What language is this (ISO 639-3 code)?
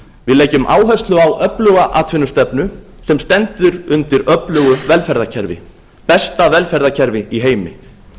isl